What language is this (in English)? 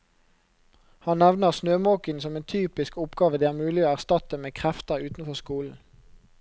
Norwegian